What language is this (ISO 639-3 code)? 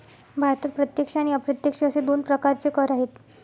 mar